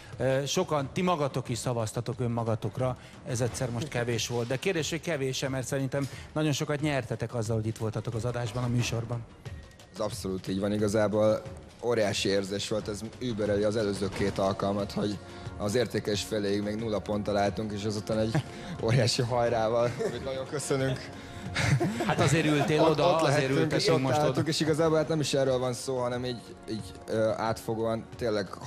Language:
Hungarian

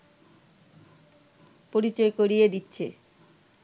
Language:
Bangla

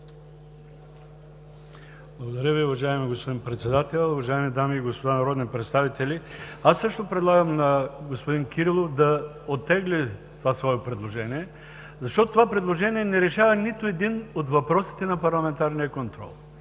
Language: Bulgarian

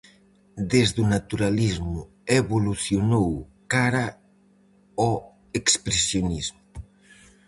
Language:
Galician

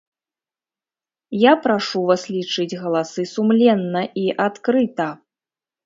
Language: Belarusian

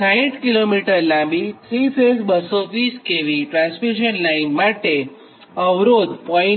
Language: Gujarati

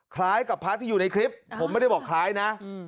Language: Thai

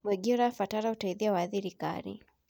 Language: Kikuyu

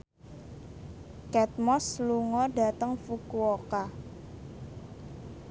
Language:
Javanese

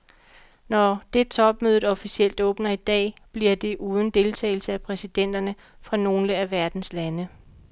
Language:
Danish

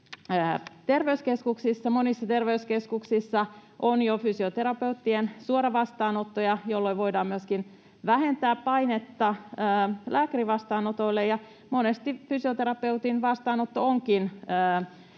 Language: Finnish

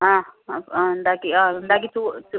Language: Malayalam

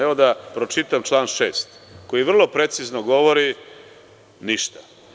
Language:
Serbian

